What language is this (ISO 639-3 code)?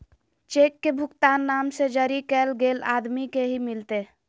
mag